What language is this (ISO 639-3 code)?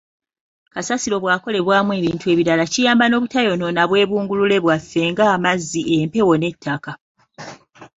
lug